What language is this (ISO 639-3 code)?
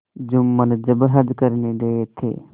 hin